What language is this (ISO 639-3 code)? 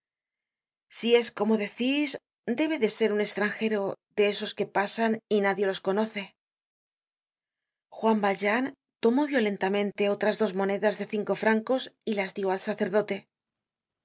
spa